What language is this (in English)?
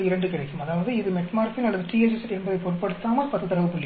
Tamil